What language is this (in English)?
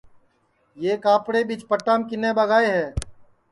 Sansi